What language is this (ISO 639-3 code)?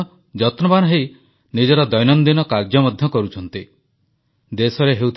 ori